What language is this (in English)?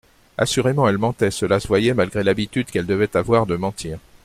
French